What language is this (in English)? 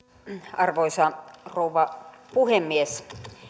Finnish